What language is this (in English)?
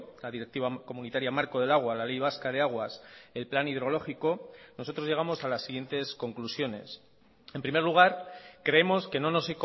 Spanish